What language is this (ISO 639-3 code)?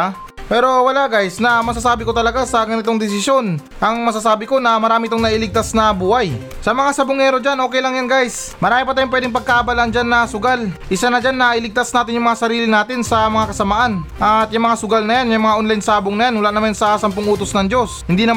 fil